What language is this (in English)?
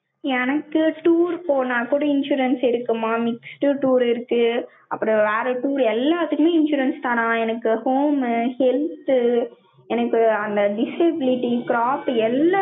Tamil